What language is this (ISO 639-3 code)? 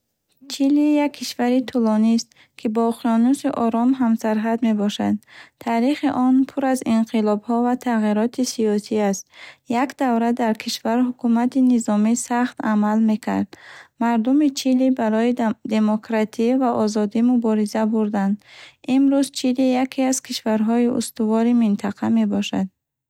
bhh